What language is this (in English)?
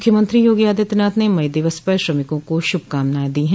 Hindi